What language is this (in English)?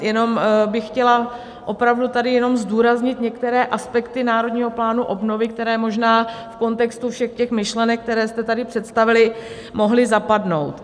Czech